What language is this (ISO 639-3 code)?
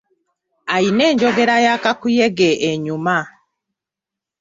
lug